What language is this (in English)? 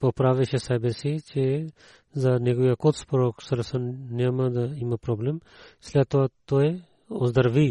Bulgarian